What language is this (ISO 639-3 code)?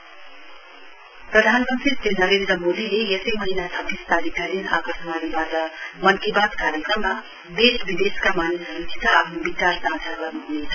nep